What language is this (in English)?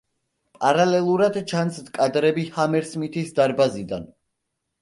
Georgian